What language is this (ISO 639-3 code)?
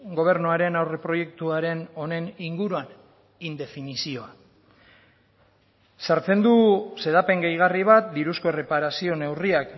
eus